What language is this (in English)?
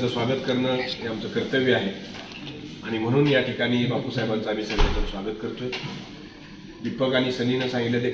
Romanian